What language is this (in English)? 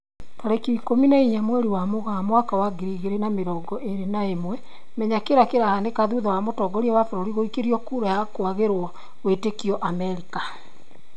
Kikuyu